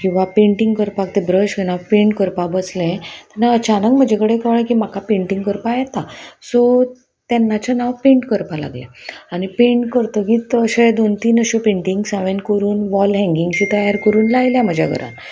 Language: Konkani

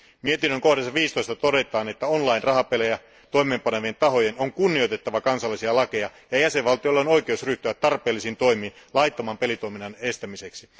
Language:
Finnish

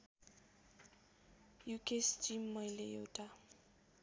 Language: Nepali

